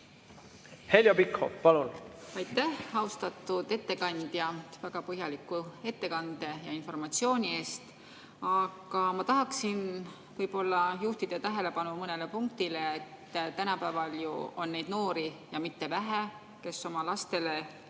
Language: Estonian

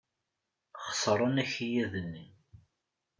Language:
Kabyle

